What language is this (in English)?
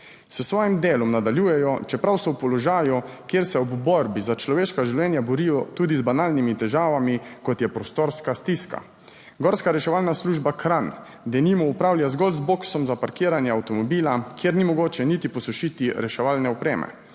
Slovenian